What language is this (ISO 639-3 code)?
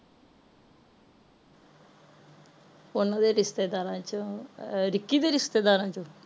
pan